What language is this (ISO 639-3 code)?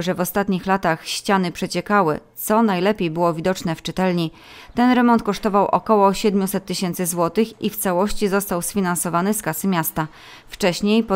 pol